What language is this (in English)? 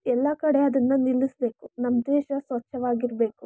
Kannada